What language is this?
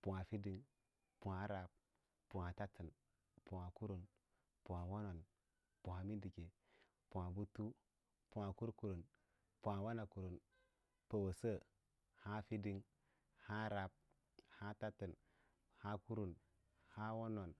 Lala-Roba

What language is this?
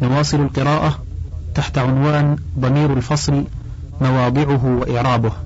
Arabic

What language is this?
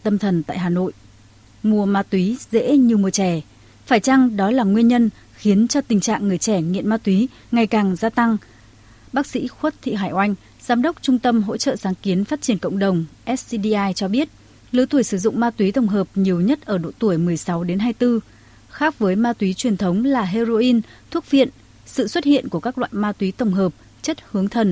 Vietnamese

